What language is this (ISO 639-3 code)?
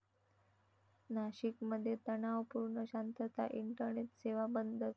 mar